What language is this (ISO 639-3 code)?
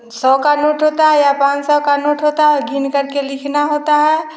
hin